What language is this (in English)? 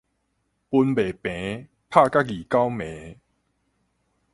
Min Nan Chinese